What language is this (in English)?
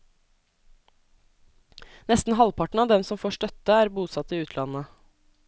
Norwegian